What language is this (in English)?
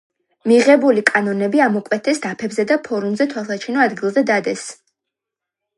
Georgian